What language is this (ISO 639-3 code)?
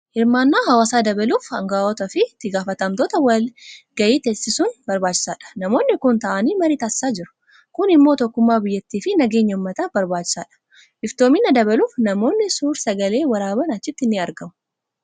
orm